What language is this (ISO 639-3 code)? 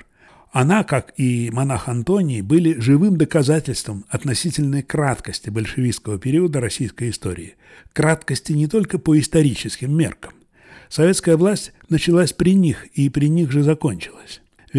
rus